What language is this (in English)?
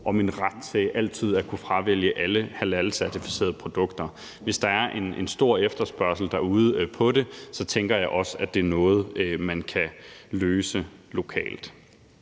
Danish